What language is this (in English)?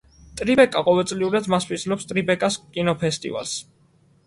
Georgian